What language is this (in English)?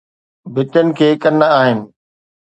Sindhi